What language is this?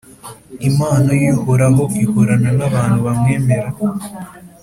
Kinyarwanda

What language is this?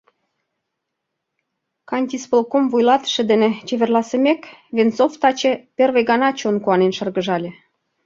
Mari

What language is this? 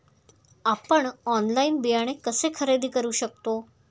Marathi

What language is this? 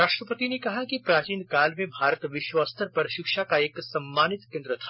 Hindi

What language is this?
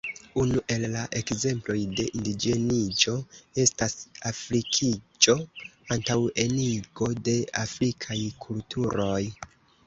Esperanto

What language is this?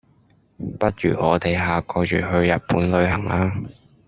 Cantonese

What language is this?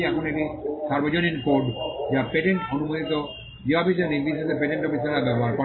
Bangla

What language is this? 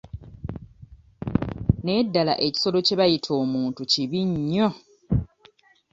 Ganda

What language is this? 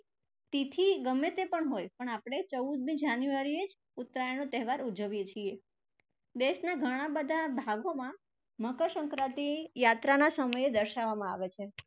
Gujarati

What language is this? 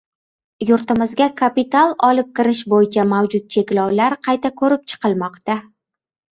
Uzbek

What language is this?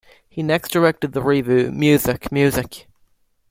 English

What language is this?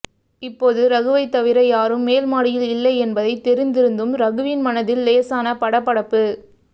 Tamil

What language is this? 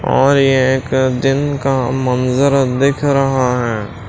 Hindi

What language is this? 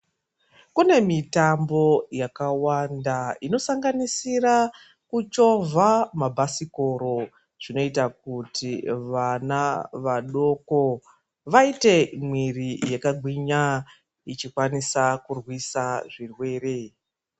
Ndau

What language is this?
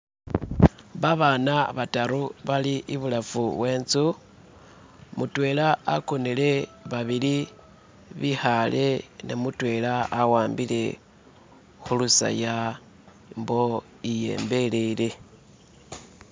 Masaaba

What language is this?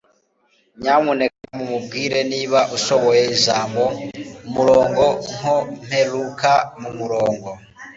Kinyarwanda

